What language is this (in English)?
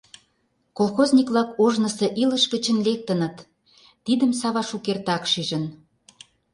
Mari